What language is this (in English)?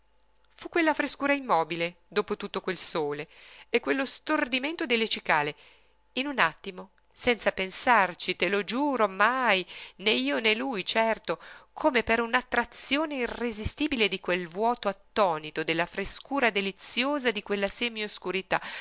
Italian